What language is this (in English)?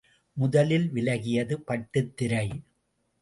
Tamil